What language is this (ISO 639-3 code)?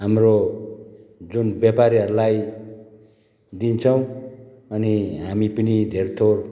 nep